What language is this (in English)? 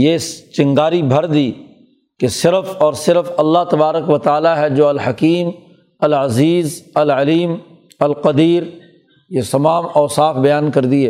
Urdu